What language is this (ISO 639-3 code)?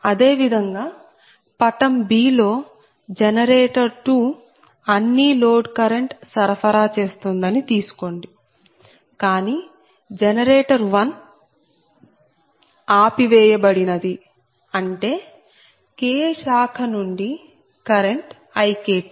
tel